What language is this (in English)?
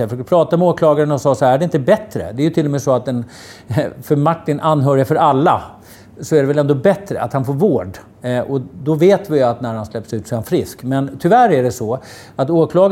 Swedish